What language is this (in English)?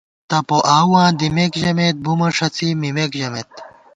Gawar-Bati